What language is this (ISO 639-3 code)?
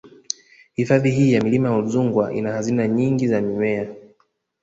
swa